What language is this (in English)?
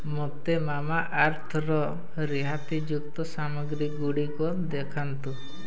Odia